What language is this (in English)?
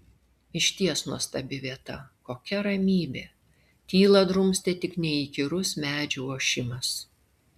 Lithuanian